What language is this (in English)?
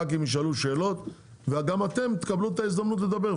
Hebrew